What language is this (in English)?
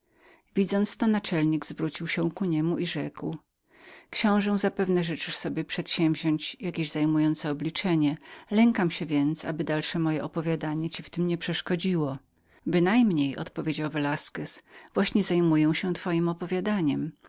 Polish